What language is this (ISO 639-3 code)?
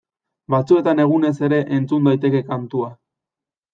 eus